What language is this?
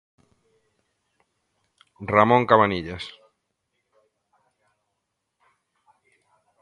Galician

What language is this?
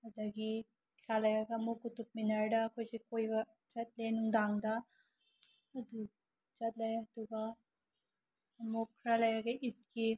Manipuri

